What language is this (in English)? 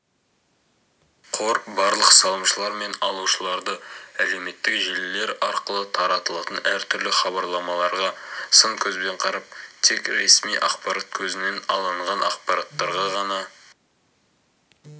Kazakh